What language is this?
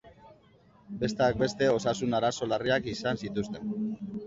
Basque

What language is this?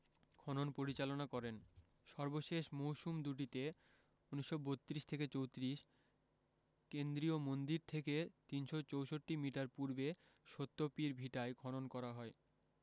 Bangla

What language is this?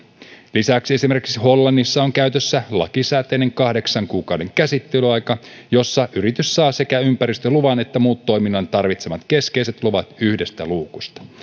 Finnish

